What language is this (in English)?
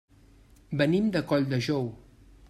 Catalan